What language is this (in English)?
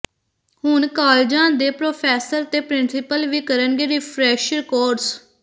Punjabi